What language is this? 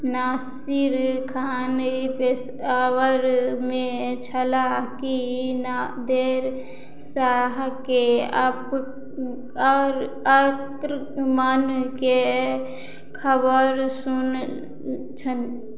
Maithili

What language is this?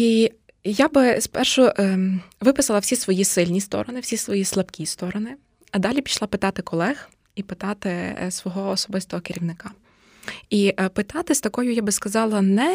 Ukrainian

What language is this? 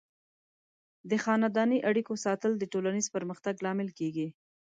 Pashto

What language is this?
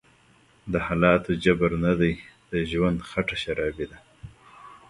Pashto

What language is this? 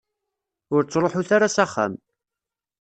Kabyle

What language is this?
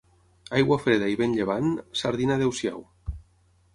Catalan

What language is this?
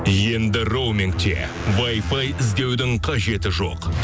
Kazakh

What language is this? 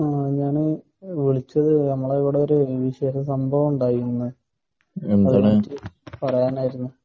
Malayalam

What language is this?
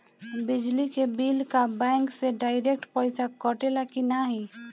Bhojpuri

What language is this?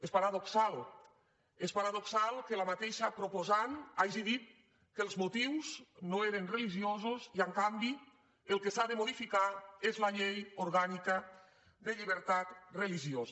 Catalan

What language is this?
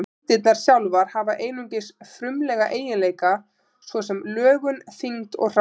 Icelandic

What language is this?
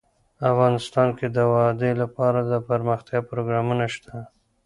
Pashto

